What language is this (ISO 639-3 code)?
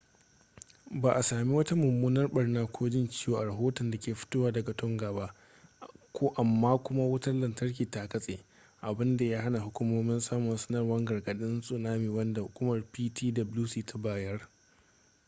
hau